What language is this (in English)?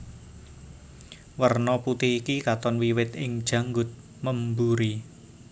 Javanese